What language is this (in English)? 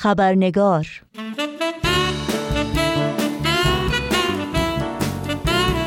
Persian